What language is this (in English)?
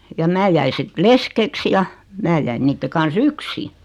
Finnish